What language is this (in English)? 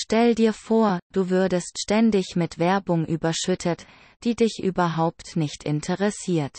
German